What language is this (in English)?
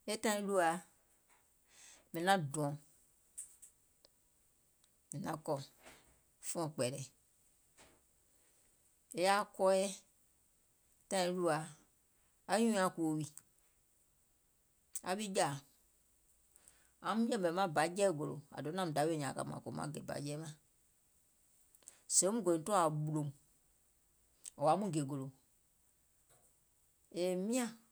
Gola